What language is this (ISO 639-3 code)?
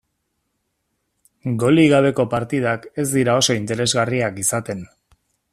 eus